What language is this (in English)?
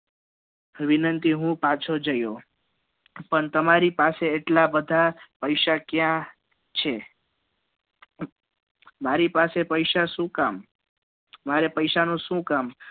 Gujarati